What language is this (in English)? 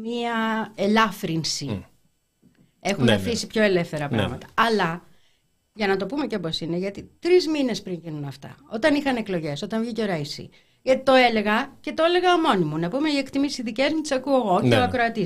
Greek